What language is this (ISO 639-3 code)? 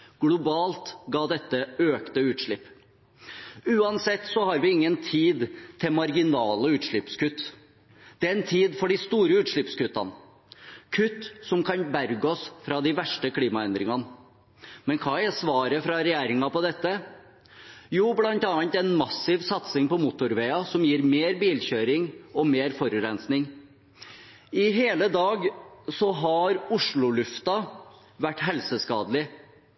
nob